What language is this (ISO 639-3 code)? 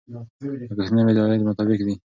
pus